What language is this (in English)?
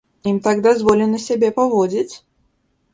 Belarusian